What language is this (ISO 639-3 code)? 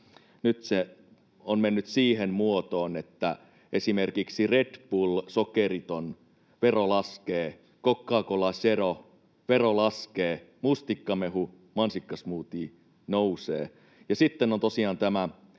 fin